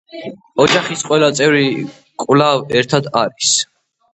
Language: Georgian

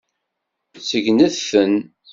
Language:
Kabyle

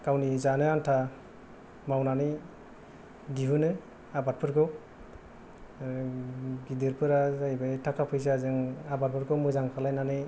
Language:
Bodo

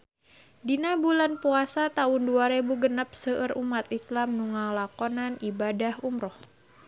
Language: Sundanese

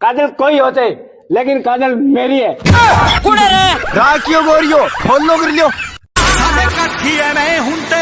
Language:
Hindi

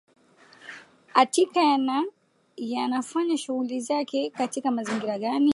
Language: Swahili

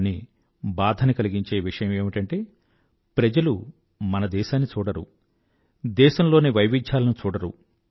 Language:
Telugu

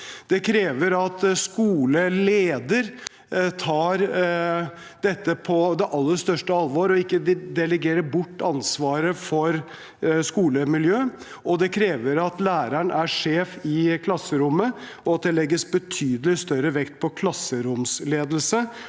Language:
Norwegian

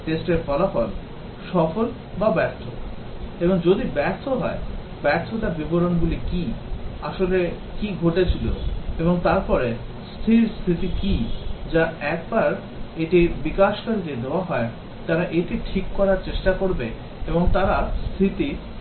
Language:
Bangla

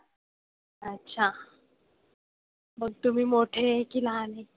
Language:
Marathi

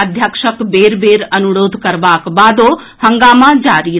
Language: Maithili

